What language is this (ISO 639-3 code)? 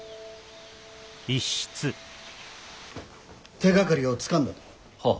jpn